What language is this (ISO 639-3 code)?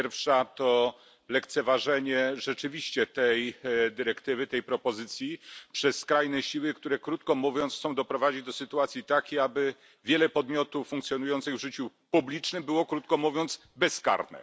pol